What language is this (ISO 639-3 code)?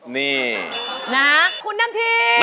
tha